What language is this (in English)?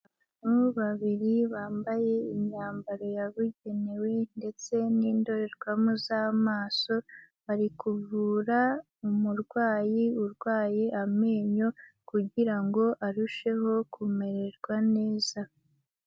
Kinyarwanda